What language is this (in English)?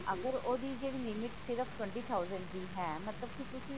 Punjabi